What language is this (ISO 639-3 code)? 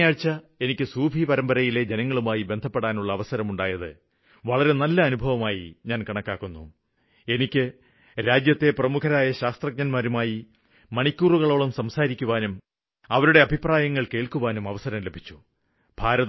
mal